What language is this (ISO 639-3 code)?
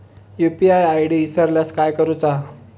mar